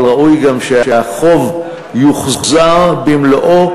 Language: Hebrew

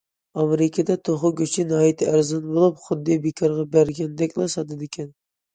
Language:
Uyghur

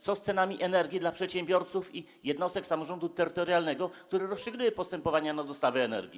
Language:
Polish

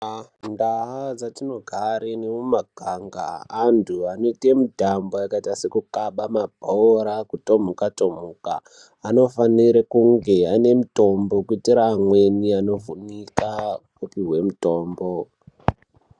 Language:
Ndau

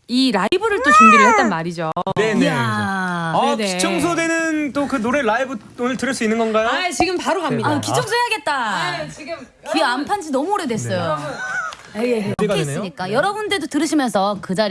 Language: Korean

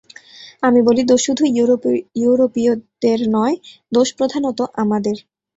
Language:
Bangla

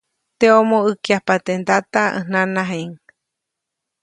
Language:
Copainalá Zoque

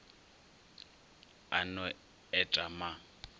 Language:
Northern Sotho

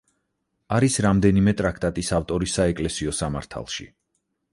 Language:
Georgian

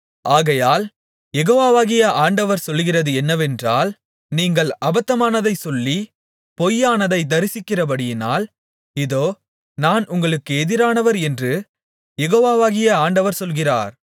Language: Tamil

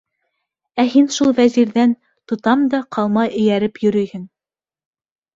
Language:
Bashkir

